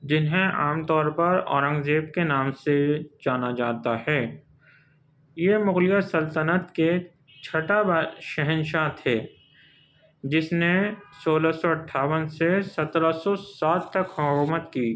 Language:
Urdu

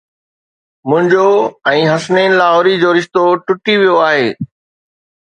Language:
Sindhi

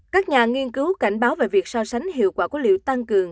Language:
Vietnamese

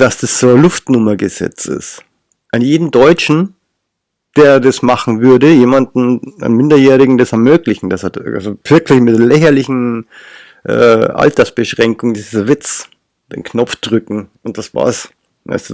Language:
German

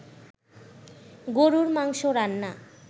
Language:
Bangla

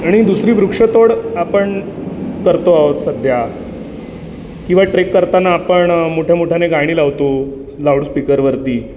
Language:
Marathi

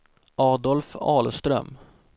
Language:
Swedish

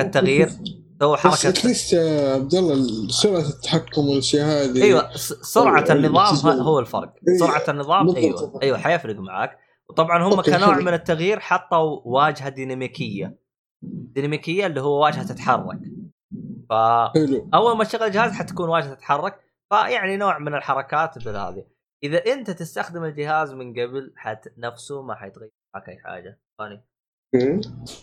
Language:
Arabic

